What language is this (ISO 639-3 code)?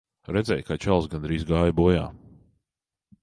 lav